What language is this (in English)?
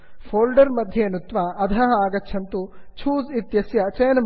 Sanskrit